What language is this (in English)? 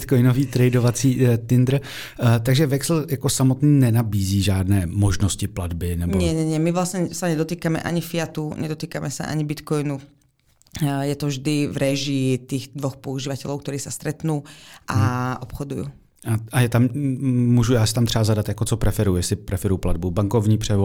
Czech